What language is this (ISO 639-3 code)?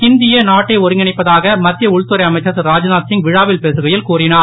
tam